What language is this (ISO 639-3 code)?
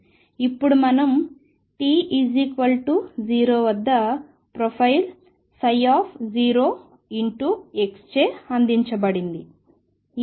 tel